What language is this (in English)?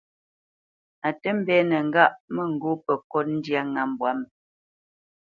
Bamenyam